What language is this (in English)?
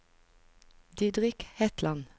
Norwegian